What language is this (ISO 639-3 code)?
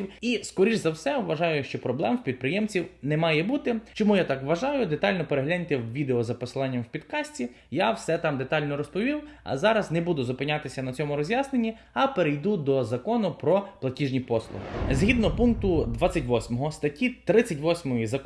ukr